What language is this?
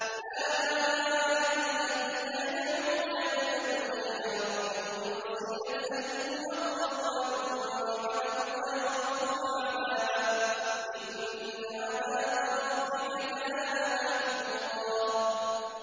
Arabic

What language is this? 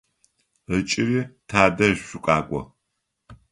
Adyghe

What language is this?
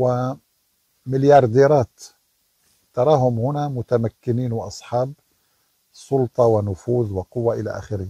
Arabic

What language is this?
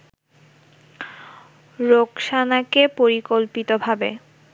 Bangla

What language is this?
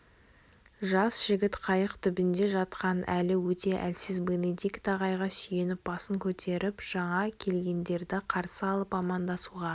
Kazakh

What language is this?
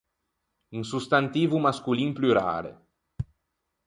Ligurian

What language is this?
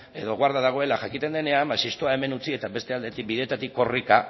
Basque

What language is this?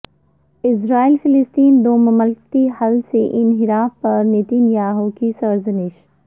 Urdu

